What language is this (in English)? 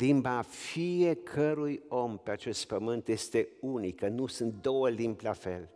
Romanian